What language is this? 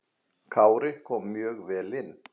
Icelandic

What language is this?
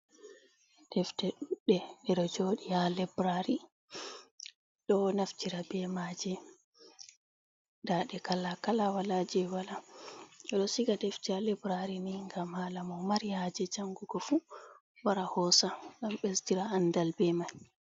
Fula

